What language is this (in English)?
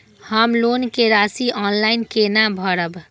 Maithili